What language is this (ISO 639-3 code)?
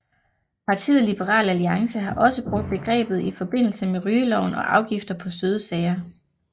dan